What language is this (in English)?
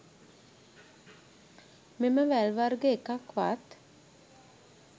Sinhala